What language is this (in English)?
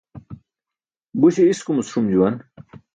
Burushaski